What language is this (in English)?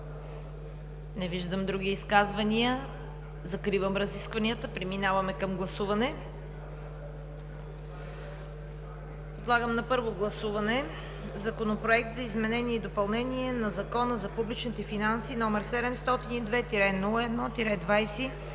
Bulgarian